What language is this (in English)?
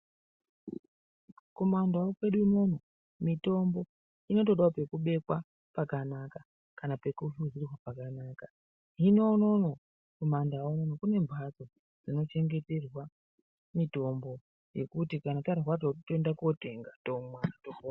Ndau